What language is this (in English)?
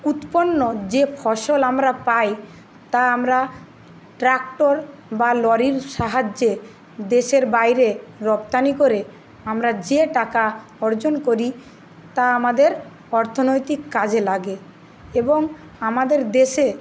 Bangla